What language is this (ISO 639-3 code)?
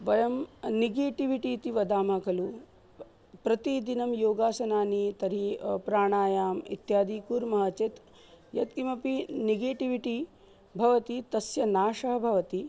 san